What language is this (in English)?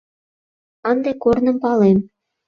Mari